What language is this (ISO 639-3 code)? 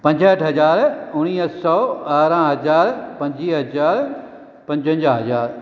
snd